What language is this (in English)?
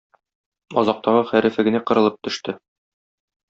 Tatar